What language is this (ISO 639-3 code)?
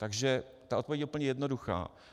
ces